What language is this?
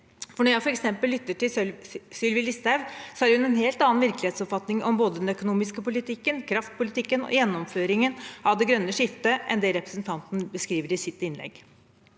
Norwegian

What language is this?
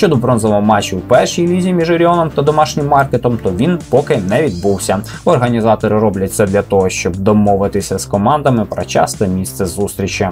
Ukrainian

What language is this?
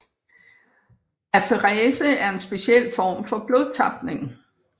Danish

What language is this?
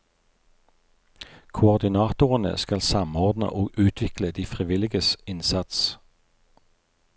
Norwegian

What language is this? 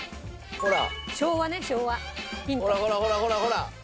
Japanese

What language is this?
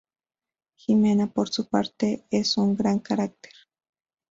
Spanish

